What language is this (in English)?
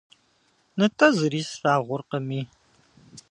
Kabardian